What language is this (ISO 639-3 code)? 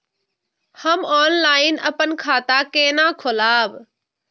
mai